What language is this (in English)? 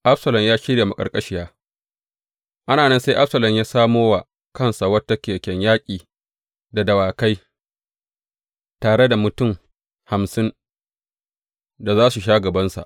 Hausa